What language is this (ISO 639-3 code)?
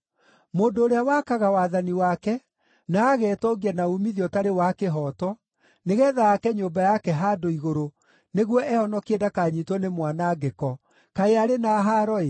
kik